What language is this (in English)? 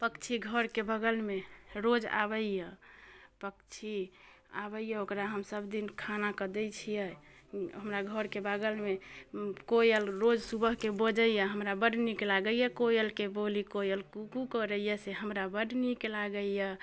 Maithili